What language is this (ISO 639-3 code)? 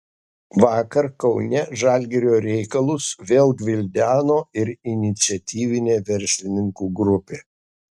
lit